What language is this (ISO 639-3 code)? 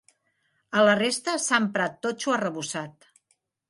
cat